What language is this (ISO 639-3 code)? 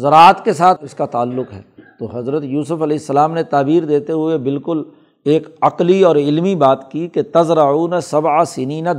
urd